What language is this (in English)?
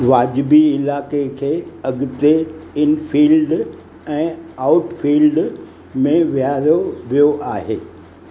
Sindhi